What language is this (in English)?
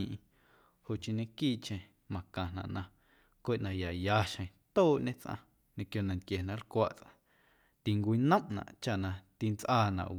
Guerrero Amuzgo